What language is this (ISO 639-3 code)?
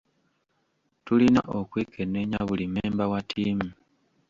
lug